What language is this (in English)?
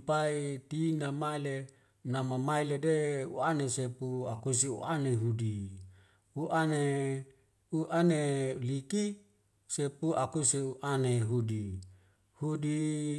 Wemale